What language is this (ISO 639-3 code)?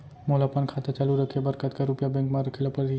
hne